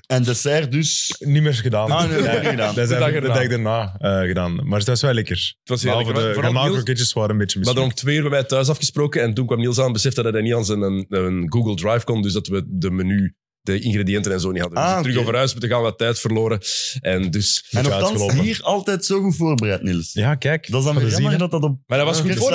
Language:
Dutch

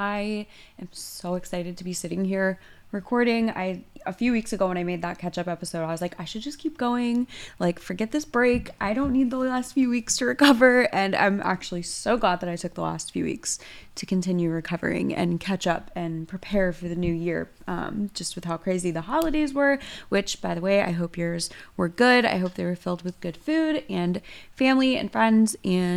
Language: English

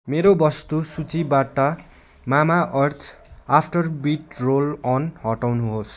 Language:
Nepali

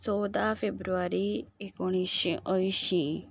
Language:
Konkani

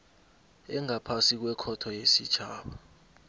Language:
South Ndebele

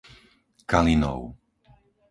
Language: Slovak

